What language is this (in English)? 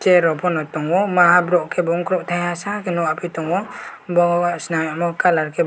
Kok Borok